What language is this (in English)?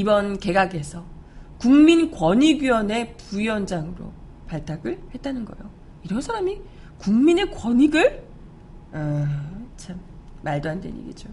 Korean